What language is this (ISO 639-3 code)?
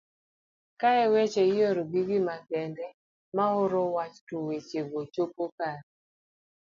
luo